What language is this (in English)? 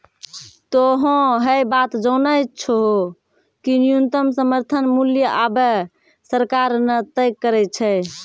Maithili